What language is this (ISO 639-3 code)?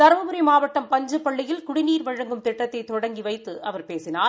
tam